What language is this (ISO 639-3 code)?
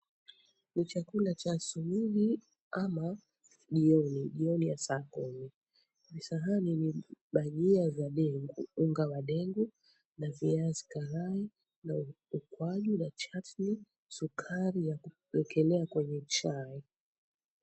swa